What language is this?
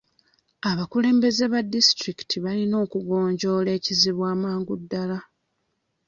Ganda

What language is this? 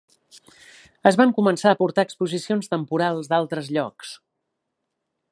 Catalan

